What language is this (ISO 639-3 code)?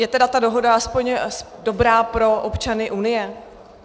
ces